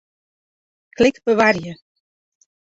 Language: Western Frisian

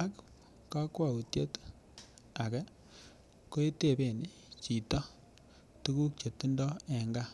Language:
Kalenjin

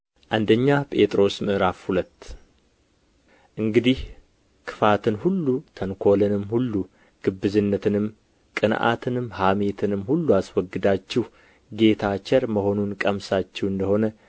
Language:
Amharic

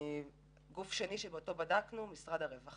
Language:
Hebrew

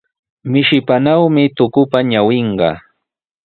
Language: Sihuas Ancash Quechua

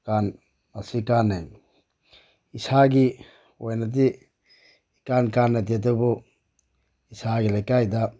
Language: Manipuri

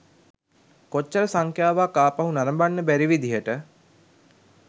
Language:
Sinhala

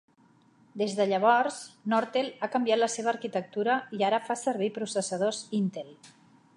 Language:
Catalan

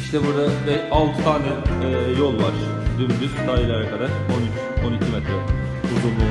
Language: Turkish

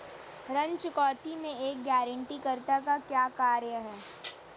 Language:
Hindi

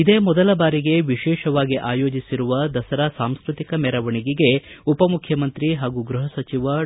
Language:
Kannada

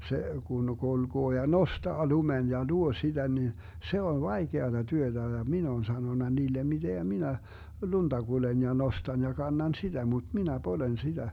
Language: Finnish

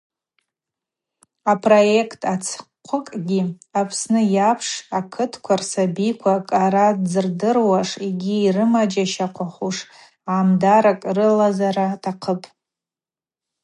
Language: Abaza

